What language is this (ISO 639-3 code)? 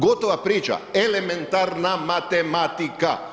hrv